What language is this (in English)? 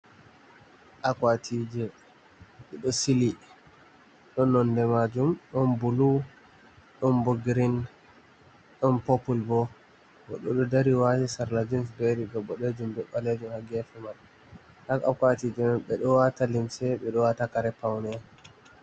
Fula